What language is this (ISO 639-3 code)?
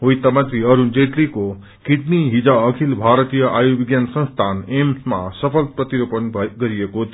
nep